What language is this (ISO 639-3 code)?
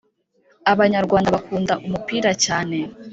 kin